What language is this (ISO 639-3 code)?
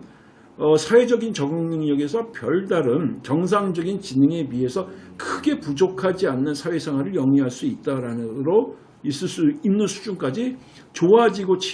kor